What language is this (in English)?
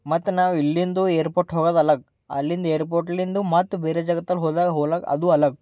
Kannada